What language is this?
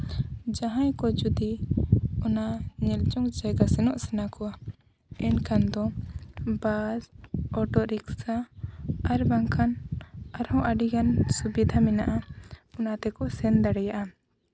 Santali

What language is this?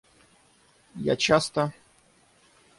Russian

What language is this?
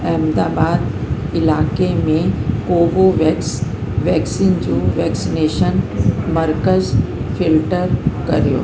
Sindhi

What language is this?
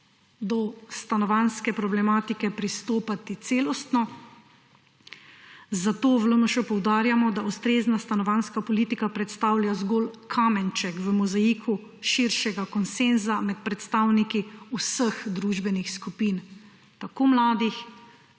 Slovenian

